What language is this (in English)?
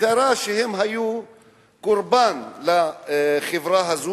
Hebrew